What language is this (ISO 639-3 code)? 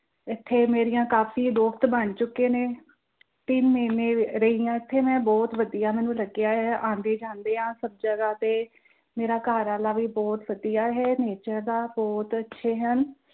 pan